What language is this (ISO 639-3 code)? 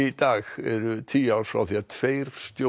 isl